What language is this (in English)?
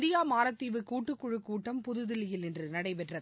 Tamil